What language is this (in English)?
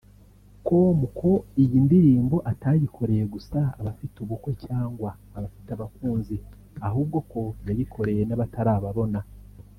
Kinyarwanda